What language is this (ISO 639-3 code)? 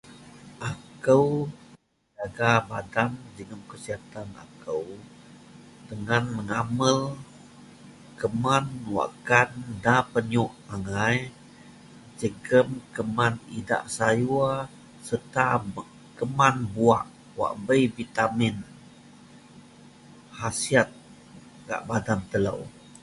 mel